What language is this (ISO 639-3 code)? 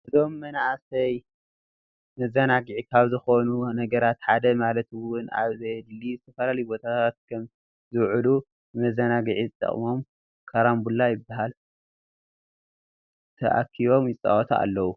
tir